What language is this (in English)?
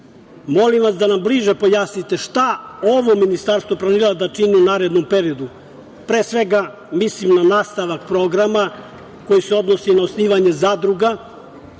Serbian